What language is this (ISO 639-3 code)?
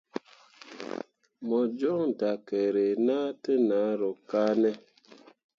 mua